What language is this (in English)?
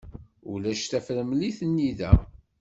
Kabyle